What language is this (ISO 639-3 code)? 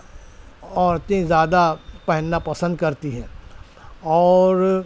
urd